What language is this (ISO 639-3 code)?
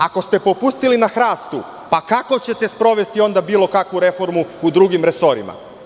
srp